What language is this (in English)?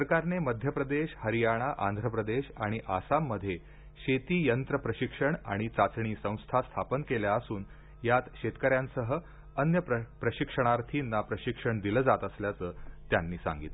Marathi